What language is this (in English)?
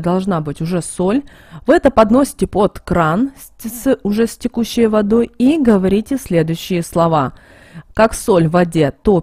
Russian